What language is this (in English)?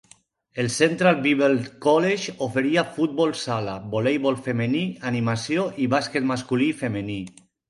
Catalan